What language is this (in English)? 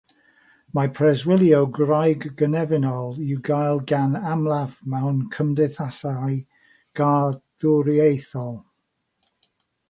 Welsh